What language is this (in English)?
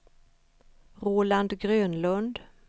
Swedish